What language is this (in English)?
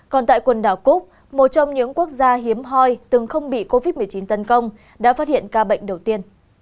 Vietnamese